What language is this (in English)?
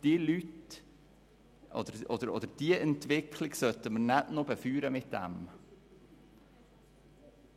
Swiss German